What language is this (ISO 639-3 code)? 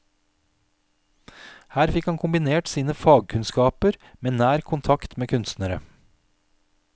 nor